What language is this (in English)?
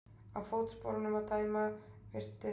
Icelandic